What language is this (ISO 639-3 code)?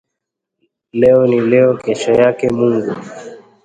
swa